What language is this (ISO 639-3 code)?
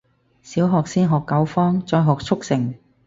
yue